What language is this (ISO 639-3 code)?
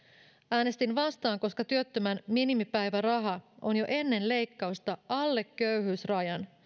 fin